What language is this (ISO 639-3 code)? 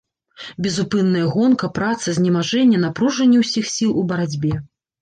bel